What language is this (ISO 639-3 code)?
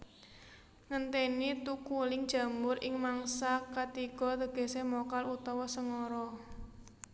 jav